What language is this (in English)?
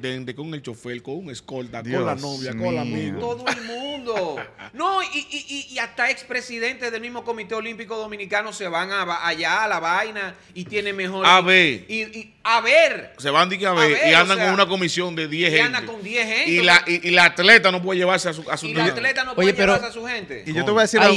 Spanish